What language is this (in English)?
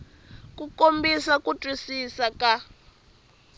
Tsonga